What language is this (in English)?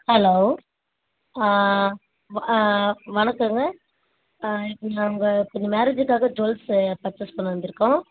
Tamil